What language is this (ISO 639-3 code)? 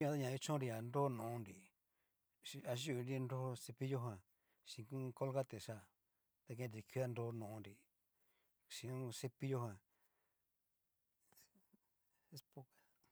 miu